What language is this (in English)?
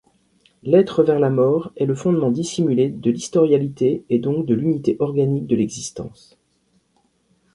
French